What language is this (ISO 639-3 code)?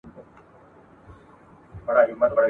pus